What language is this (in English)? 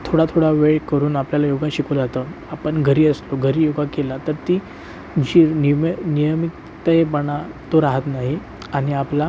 Marathi